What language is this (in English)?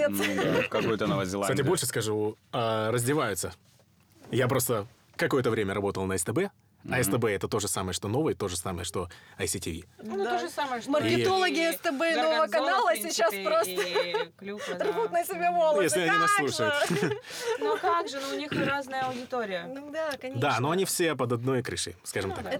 Russian